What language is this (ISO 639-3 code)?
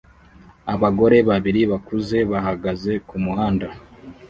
kin